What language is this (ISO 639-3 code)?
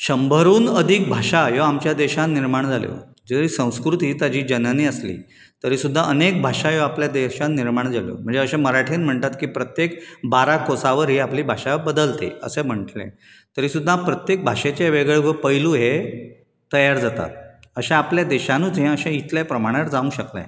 kok